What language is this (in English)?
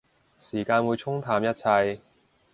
Cantonese